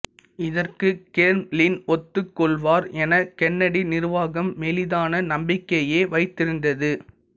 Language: Tamil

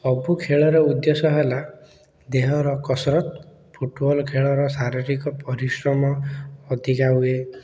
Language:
Odia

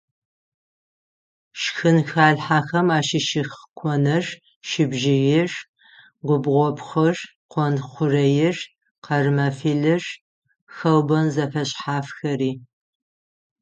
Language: Adyghe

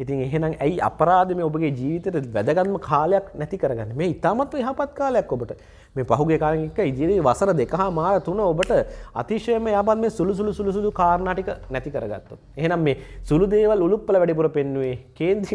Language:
Indonesian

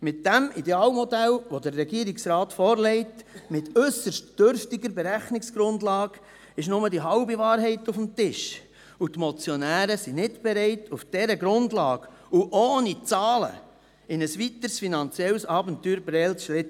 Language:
Swiss German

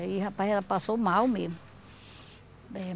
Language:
Portuguese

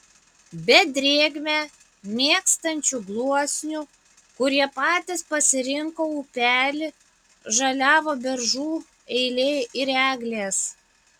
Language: Lithuanian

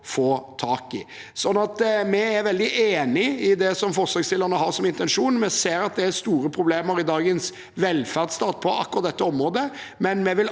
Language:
Norwegian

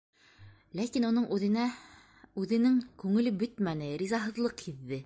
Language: Bashkir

